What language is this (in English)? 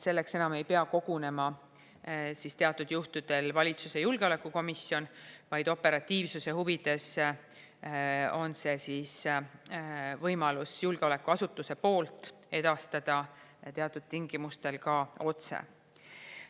Estonian